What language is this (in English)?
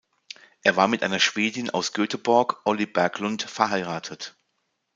German